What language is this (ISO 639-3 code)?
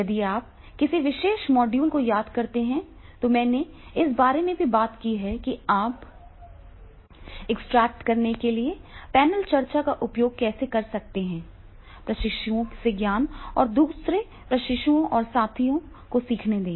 hin